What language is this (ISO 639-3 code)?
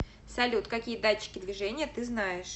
rus